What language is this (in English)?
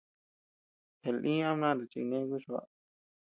Tepeuxila Cuicatec